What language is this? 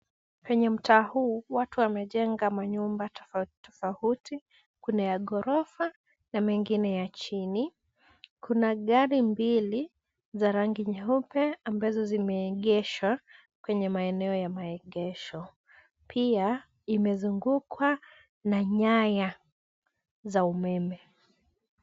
Swahili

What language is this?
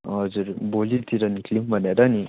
Nepali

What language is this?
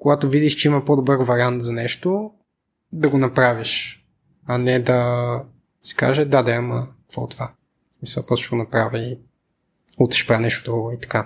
Bulgarian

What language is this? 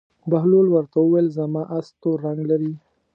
Pashto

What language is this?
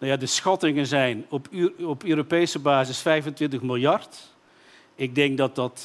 Dutch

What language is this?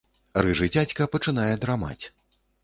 Belarusian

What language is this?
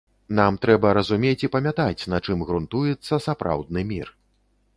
Belarusian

